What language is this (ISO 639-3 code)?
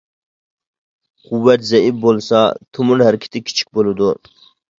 uig